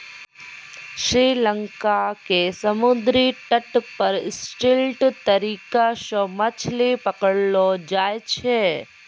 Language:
Maithili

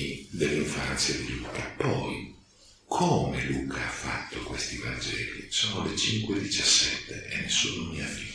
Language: Italian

